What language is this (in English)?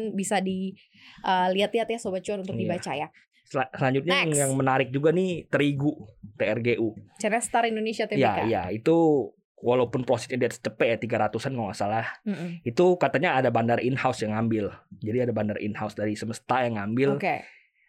Indonesian